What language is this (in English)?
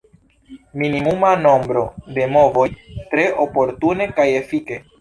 Esperanto